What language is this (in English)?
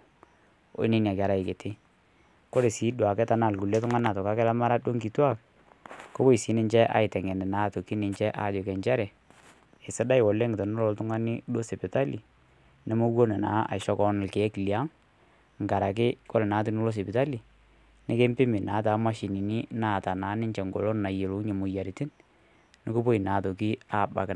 Masai